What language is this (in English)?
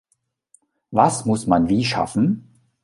German